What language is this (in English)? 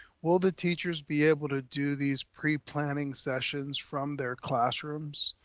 English